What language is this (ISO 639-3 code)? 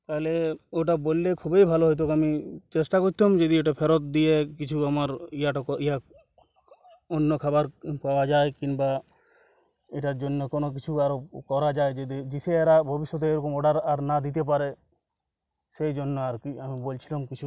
ben